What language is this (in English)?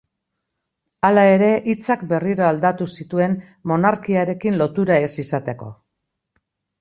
Basque